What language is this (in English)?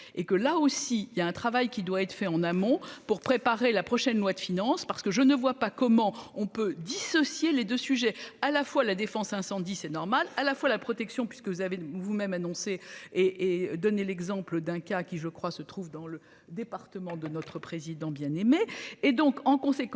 French